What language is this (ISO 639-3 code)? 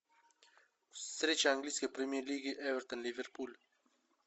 rus